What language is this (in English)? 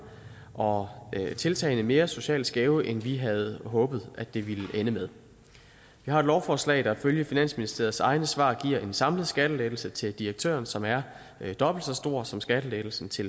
Danish